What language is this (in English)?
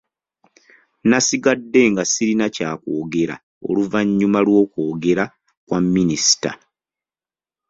Ganda